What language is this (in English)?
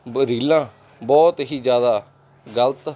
Punjabi